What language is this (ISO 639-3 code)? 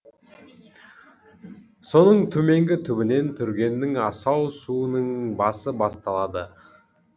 kaz